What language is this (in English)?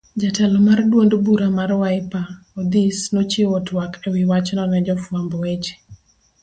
Luo (Kenya and Tanzania)